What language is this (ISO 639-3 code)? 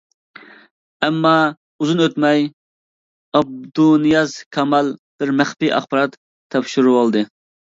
uig